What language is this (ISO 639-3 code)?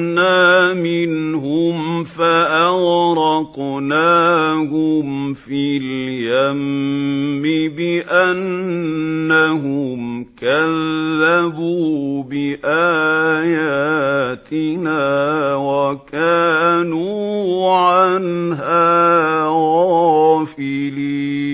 ara